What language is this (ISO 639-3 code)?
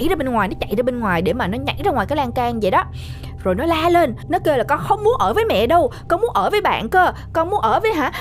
vie